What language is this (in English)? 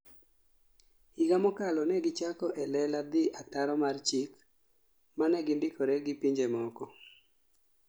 Luo (Kenya and Tanzania)